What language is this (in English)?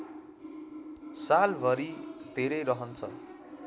Nepali